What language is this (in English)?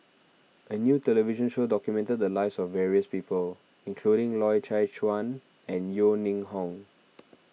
English